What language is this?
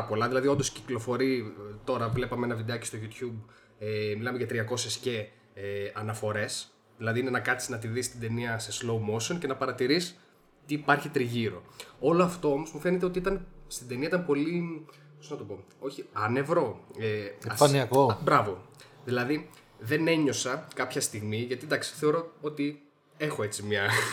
Greek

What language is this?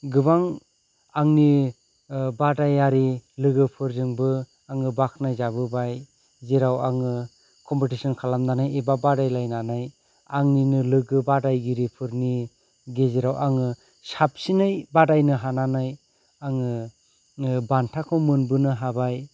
Bodo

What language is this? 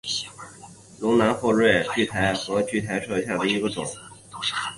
Chinese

